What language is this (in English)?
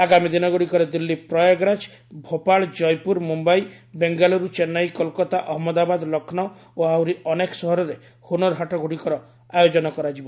Odia